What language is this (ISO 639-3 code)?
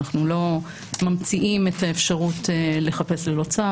heb